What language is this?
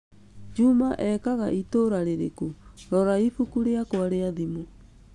Kikuyu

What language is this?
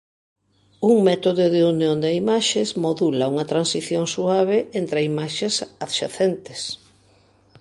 Galician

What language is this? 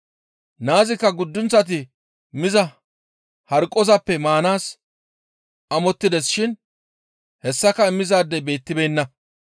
Gamo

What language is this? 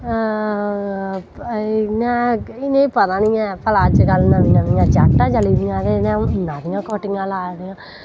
Dogri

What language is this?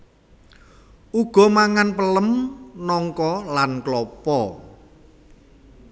Javanese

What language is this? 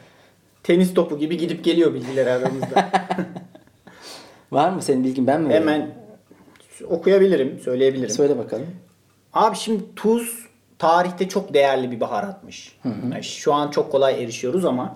Turkish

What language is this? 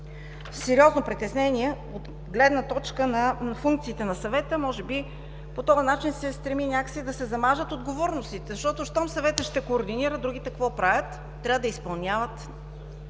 Bulgarian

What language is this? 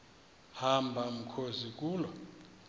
Xhosa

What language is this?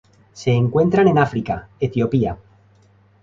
Spanish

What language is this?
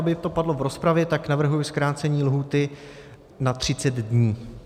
Czech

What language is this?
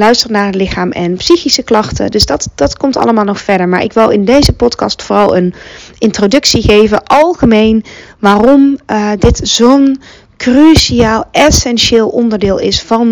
Dutch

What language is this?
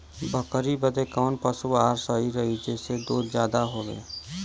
Bhojpuri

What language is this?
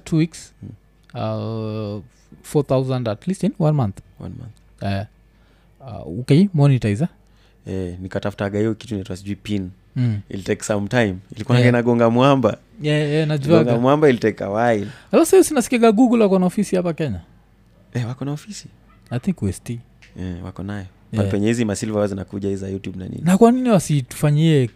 Swahili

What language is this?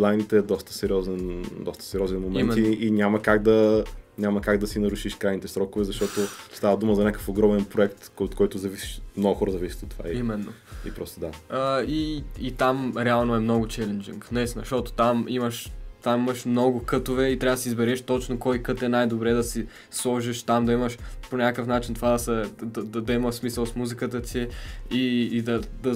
Bulgarian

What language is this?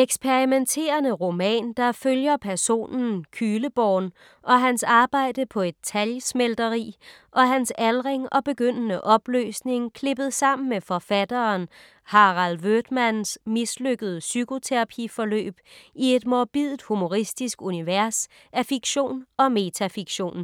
Danish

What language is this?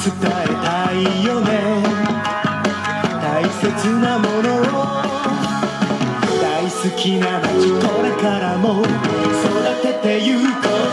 Korean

